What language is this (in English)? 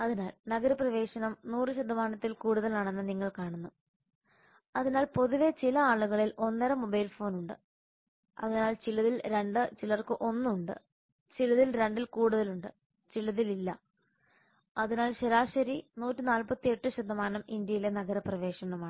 Malayalam